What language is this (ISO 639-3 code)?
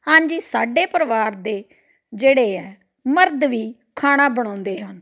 pan